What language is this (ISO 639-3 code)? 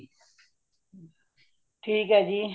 pan